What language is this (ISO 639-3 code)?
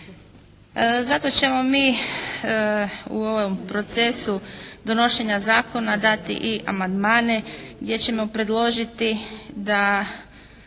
hrv